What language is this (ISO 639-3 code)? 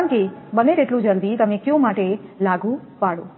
guj